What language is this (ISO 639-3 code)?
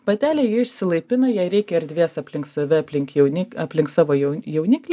lit